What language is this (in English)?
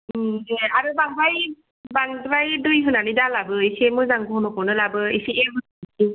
Bodo